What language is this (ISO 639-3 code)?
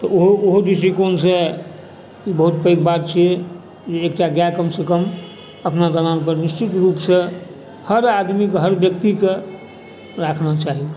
mai